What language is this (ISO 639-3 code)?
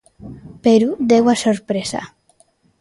glg